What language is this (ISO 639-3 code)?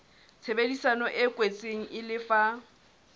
sot